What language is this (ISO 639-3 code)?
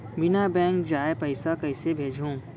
hne